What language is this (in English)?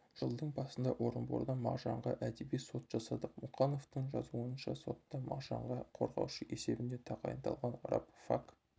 Kazakh